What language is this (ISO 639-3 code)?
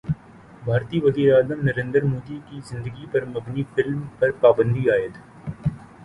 urd